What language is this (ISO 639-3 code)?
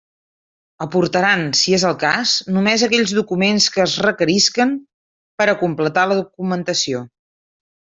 cat